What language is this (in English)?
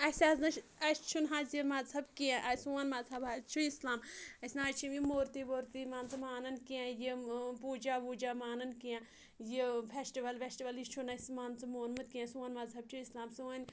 Kashmiri